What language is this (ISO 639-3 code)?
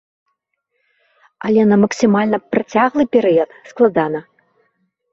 bel